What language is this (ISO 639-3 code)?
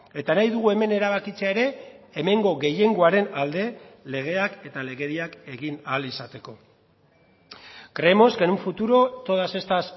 eus